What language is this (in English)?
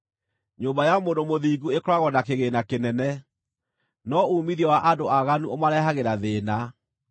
Kikuyu